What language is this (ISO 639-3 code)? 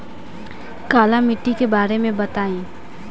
bho